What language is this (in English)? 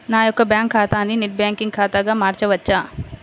Telugu